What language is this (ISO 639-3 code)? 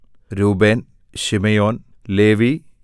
mal